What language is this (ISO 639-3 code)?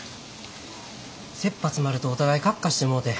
jpn